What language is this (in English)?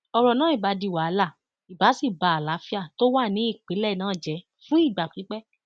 Yoruba